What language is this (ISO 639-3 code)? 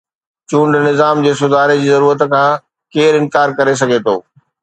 snd